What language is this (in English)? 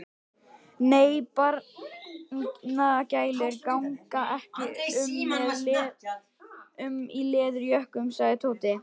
Icelandic